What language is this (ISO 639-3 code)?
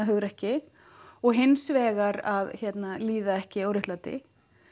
isl